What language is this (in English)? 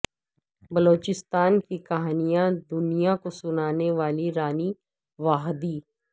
Urdu